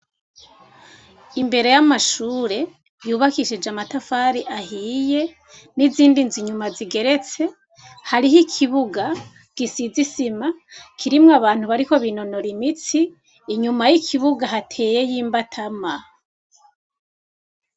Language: Rundi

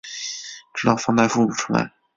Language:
Chinese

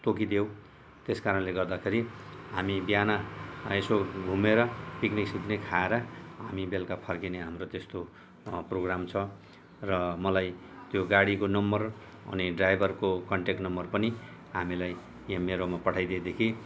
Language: Nepali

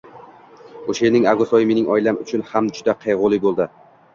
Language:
Uzbek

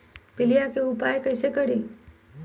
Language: Magahi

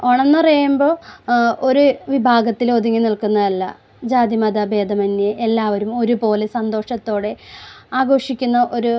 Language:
Malayalam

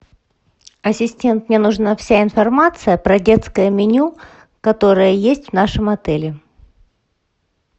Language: Russian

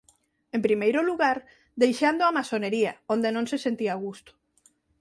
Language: Galician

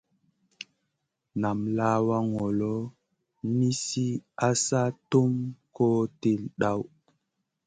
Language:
Masana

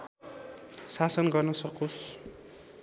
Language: Nepali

